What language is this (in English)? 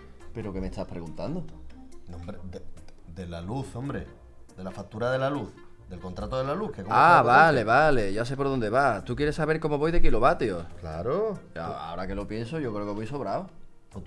Spanish